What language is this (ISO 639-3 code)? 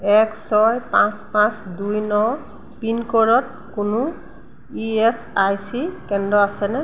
asm